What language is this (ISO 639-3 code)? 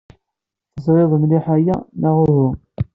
kab